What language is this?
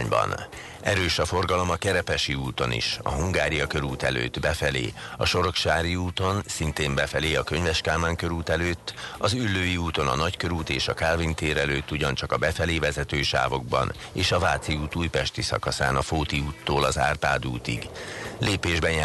Hungarian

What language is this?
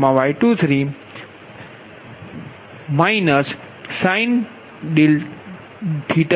Gujarati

